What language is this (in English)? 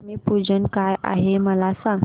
Marathi